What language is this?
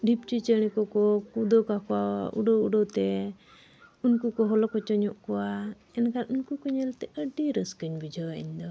Santali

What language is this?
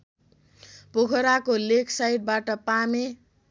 Nepali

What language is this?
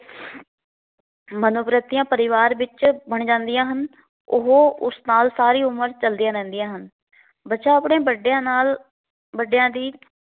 Punjabi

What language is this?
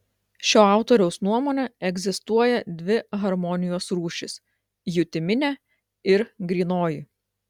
Lithuanian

